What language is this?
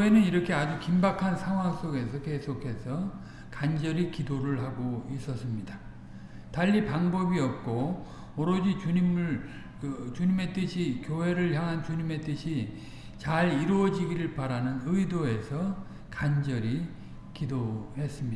Korean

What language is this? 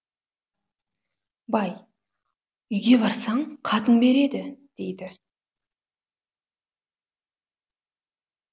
Kazakh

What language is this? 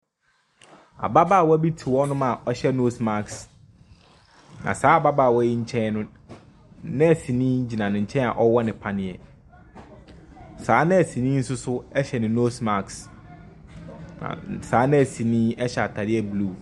Akan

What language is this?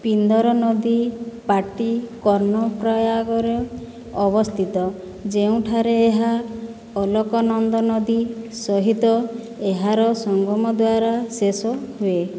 Odia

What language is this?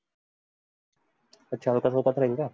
Marathi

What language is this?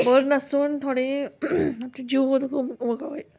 Konkani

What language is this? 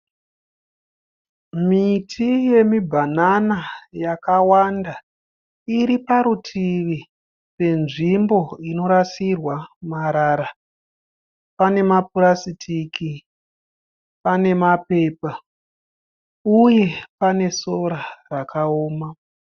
Shona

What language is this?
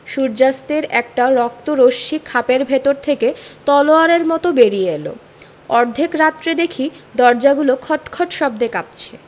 Bangla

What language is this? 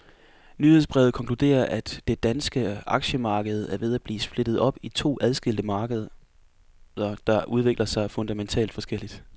Danish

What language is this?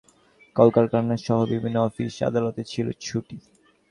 Bangla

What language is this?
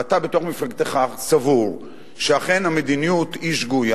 Hebrew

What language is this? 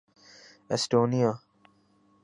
Urdu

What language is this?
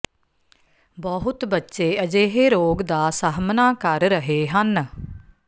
Punjabi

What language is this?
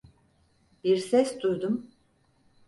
Turkish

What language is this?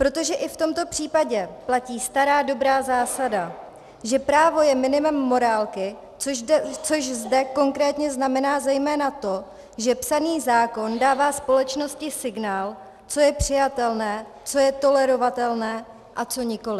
Czech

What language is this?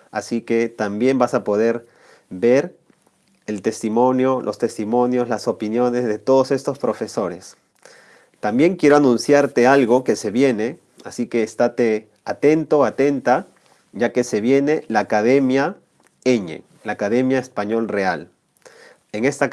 Spanish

